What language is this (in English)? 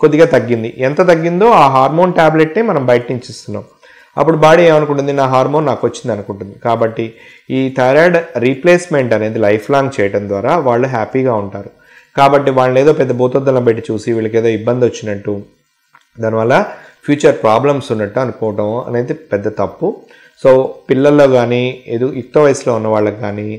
Telugu